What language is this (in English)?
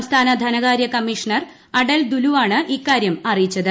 Malayalam